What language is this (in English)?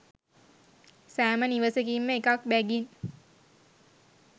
Sinhala